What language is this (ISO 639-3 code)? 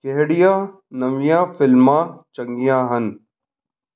pan